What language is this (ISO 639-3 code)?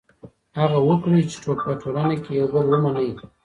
pus